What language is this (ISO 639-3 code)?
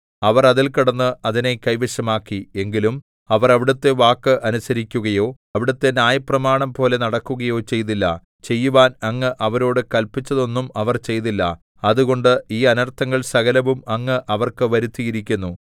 mal